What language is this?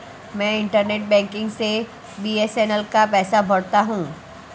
Hindi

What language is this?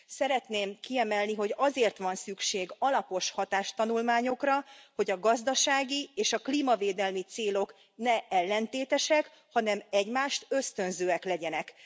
Hungarian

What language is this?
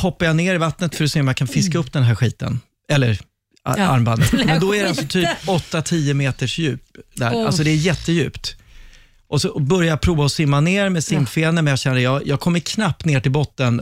Swedish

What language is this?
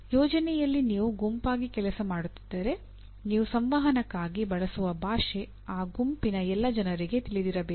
Kannada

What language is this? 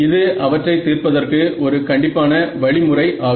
Tamil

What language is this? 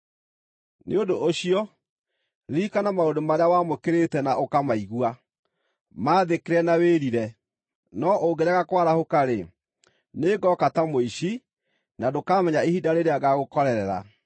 Kikuyu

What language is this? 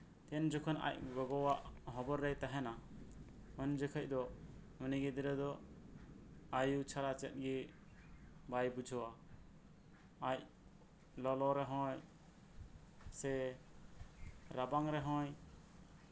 Santali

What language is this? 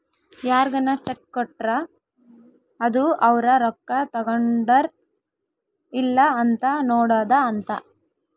Kannada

